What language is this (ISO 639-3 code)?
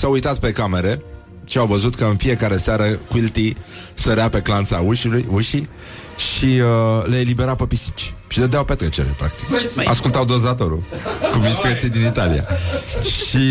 ron